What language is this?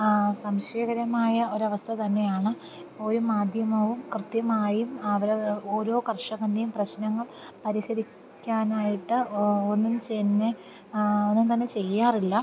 Malayalam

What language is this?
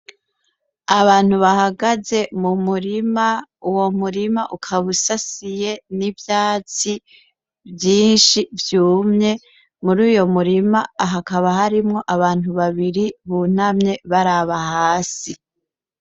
Rundi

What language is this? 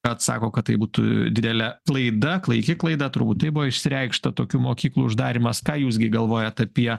Lithuanian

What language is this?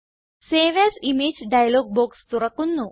Malayalam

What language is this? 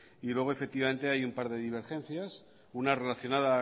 Spanish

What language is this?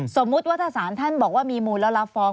Thai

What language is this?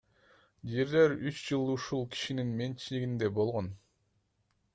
Kyrgyz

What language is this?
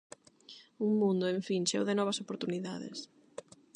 Galician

